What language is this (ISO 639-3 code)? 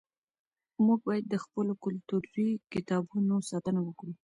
pus